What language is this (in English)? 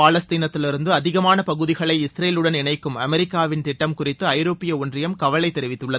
Tamil